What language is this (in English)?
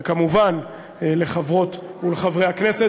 Hebrew